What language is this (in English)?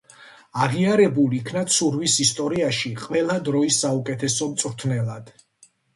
Georgian